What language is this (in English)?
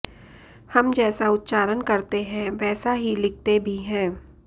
Sanskrit